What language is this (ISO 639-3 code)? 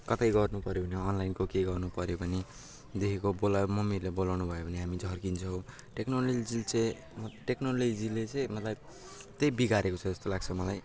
nep